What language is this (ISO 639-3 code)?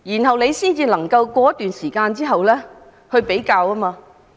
yue